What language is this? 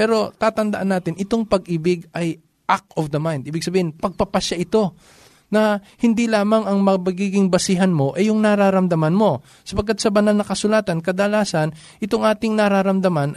Filipino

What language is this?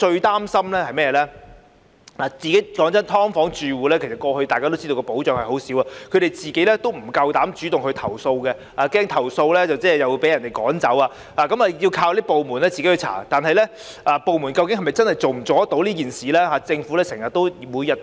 Cantonese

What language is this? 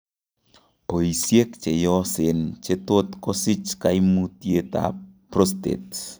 Kalenjin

